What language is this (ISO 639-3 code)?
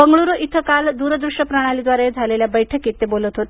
mar